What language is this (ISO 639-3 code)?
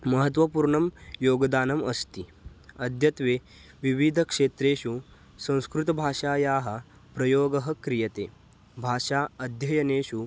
san